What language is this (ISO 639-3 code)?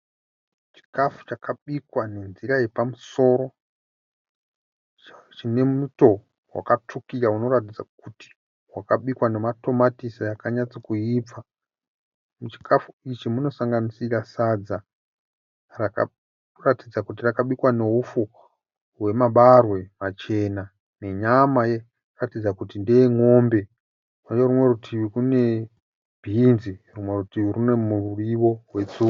sna